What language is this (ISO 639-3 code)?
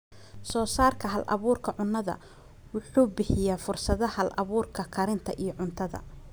som